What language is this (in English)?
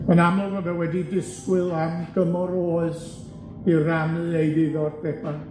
Welsh